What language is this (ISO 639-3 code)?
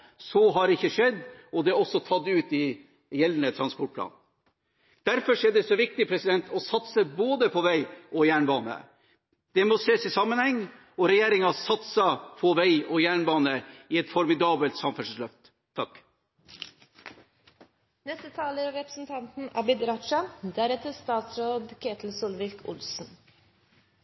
nob